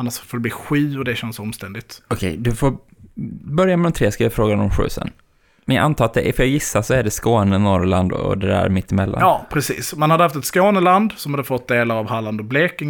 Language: Swedish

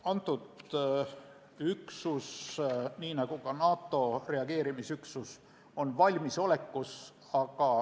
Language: Estonian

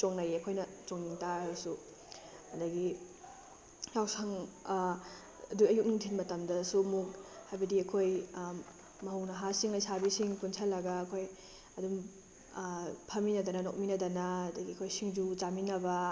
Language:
Manipuri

